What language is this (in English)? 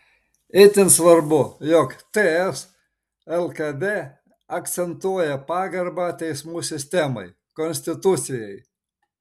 Lithuanian